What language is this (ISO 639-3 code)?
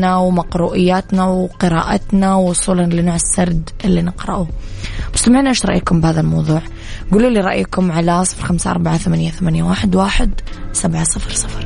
ara